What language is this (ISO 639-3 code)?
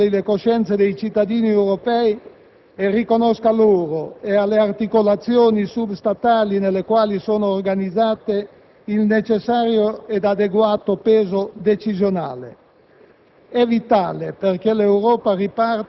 ita